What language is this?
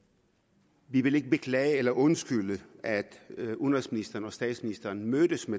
Danish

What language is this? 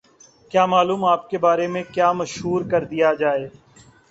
Urdu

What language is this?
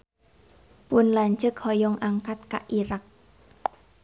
Sundanese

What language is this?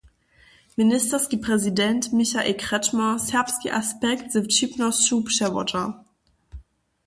Upper Sorbian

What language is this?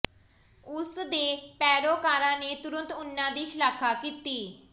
Punjabi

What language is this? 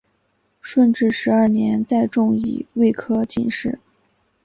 Chinese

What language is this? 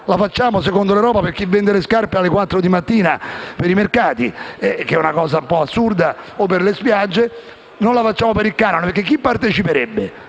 Italian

